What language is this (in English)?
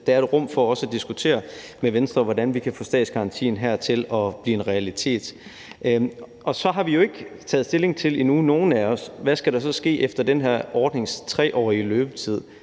Danish